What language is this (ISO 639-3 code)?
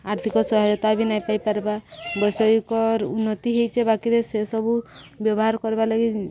ori